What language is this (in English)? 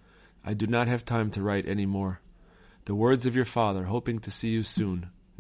English